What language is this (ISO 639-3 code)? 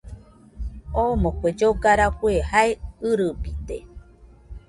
hux